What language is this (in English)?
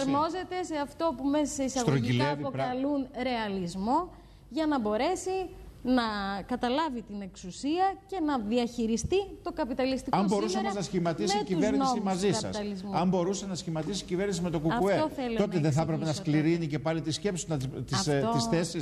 Greek